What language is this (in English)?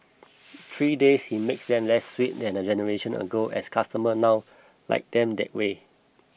English